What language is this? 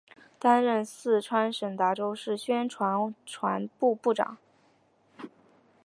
Chinese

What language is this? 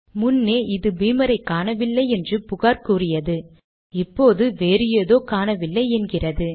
Tamil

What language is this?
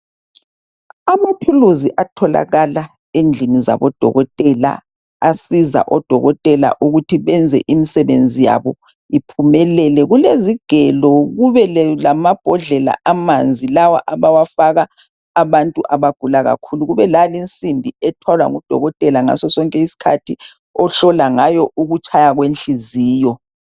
North Ndebele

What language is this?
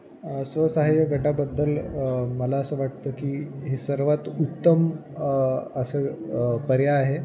Marathi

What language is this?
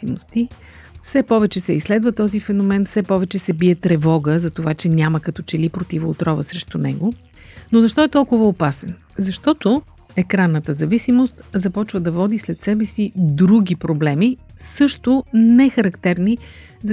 Bulgarian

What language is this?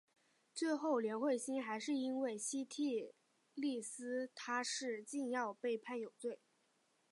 Chinese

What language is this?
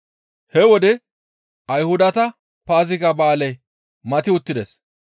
Gamo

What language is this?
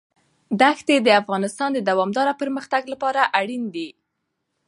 Pashto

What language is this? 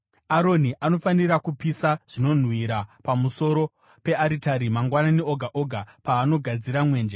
Shona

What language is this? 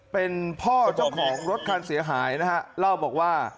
Thai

